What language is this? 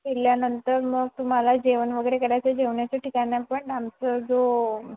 Marathi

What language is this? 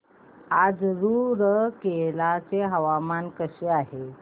Marathi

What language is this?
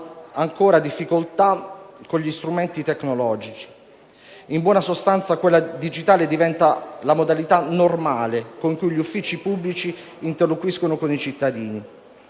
Italian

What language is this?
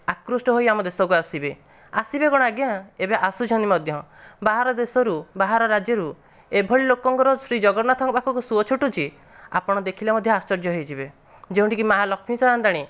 Odia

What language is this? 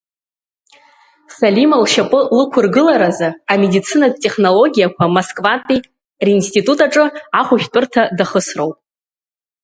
Abkhazian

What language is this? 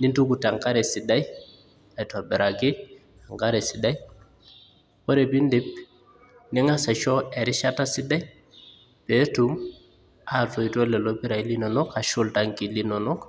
Masai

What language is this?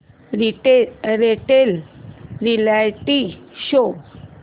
Marathi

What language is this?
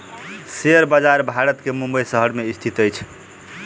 Maithili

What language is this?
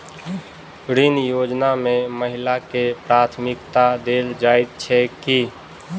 Maithili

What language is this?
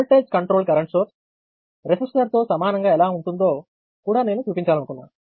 Telugu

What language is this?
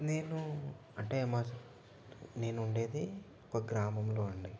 Telugu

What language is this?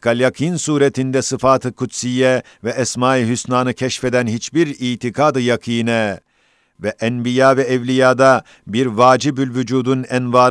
Turkish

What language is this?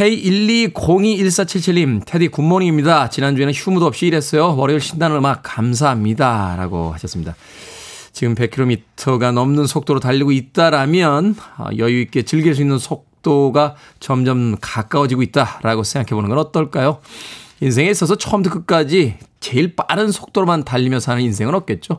Korean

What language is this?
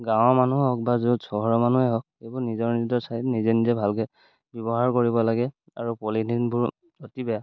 Assamese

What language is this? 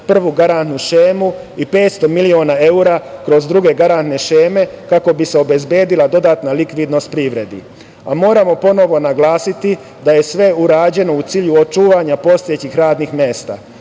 Serbian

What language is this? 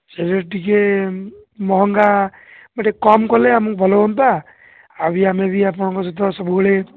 Odia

